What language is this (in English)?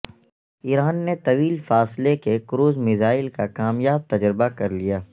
Urdu